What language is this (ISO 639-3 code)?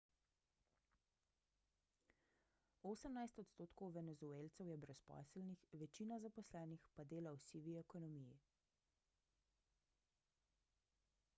slv